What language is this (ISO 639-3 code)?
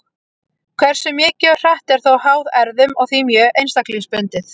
isl